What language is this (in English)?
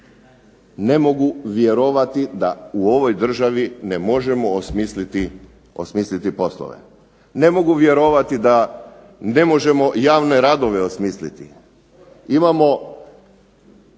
Croatian